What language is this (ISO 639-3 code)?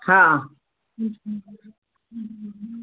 snd